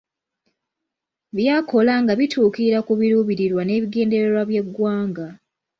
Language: Ganda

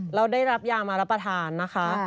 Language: Thai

